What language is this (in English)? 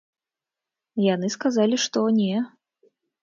Belarusian